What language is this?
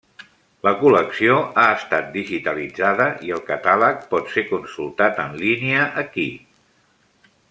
Catalan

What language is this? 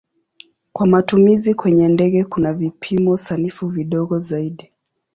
Swahili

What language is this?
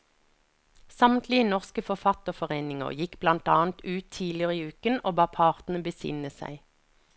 Norwegian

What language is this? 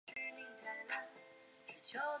Chinese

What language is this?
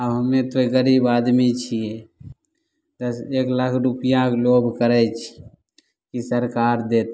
Maithili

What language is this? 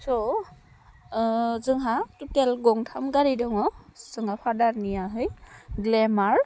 Bodo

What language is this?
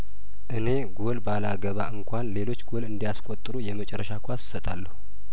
Amharic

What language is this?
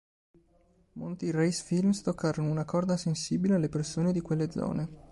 Italian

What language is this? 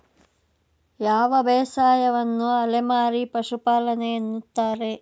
Kannada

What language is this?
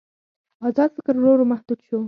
Pashto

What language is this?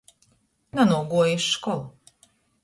Latgalian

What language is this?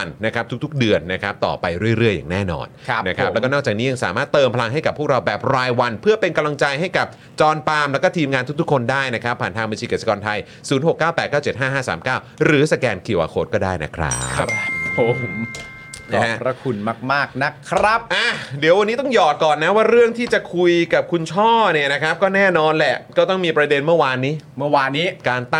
Thai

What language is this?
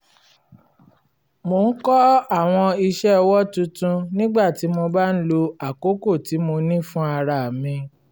Yoruba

